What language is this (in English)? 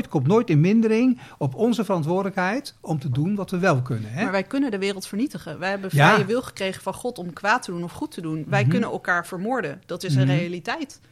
Dutch